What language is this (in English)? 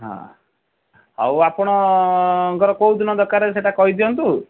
Odia